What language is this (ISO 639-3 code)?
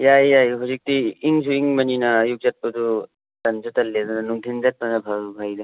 mni